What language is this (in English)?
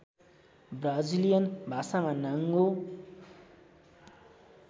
Nepali